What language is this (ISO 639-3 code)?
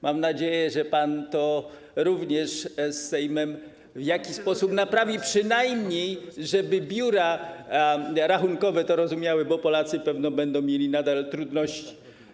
pol